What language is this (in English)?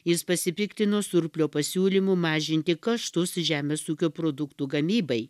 Lithuanian